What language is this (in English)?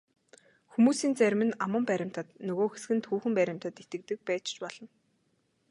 Mongolian